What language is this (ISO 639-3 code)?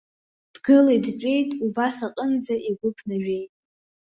abk